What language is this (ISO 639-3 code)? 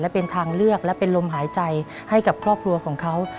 tha